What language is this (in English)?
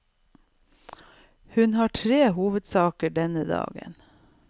Norwegian